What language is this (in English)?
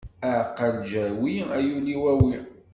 Kabyle